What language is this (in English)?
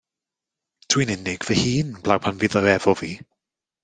Welsh